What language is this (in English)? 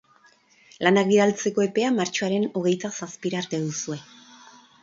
Basque